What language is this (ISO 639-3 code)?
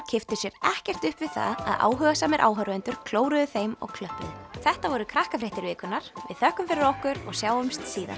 isl